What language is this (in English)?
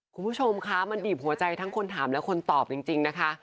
Thai